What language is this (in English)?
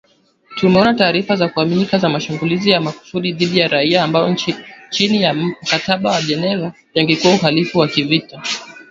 Swahili